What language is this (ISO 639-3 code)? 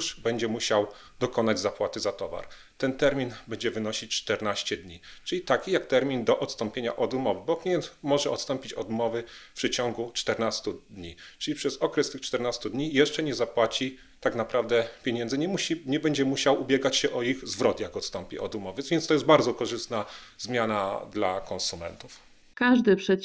pol